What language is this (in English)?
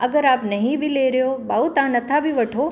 Sindhi